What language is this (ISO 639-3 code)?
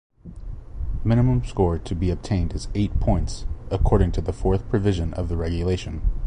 eng